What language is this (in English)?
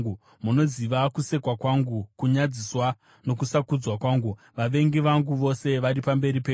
Shona